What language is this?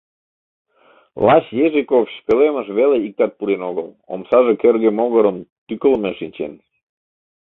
Mari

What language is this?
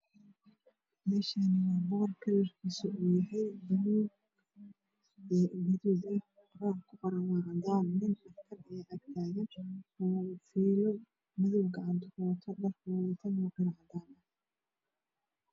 Somali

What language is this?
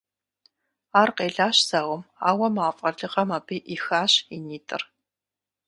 Kabardian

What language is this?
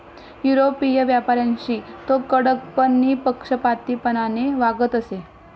Marathi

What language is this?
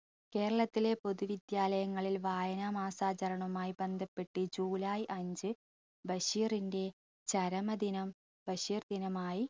Malayalam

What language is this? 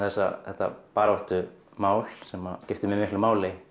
Icelandic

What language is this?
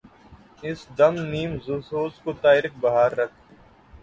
Urdu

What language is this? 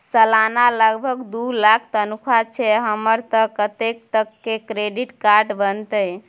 Maithili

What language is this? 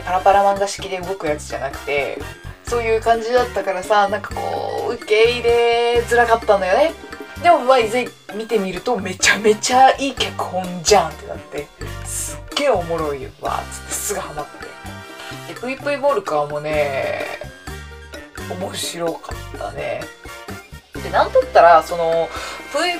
Japanese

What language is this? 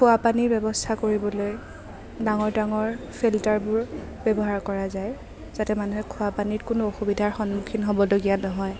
Assamese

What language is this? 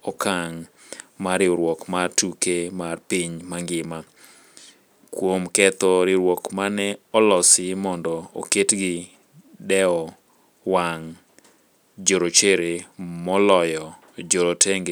Luo (Kenya and Tanzania)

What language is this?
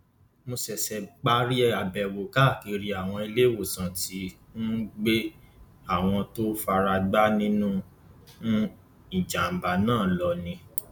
Yoruba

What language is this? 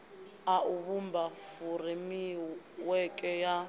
Venda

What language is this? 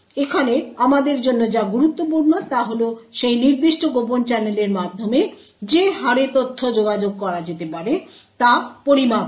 Bangla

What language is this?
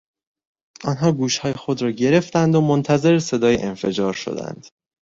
Persian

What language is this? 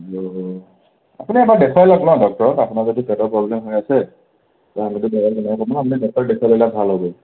Assamese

